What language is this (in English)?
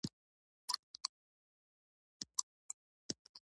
Pashto